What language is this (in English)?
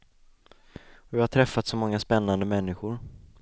Swedish